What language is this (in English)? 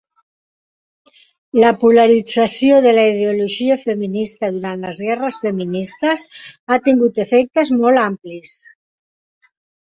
Catalan